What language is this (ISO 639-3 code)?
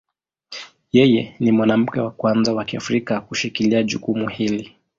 swa